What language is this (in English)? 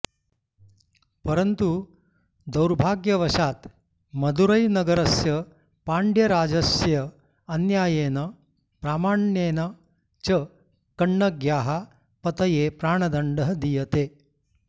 Sanskrit